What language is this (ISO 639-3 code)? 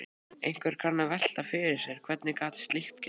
isl